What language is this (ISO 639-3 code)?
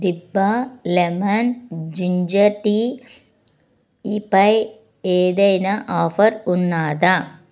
tel